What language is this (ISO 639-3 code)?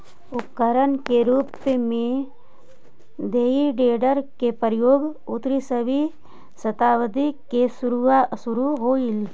mag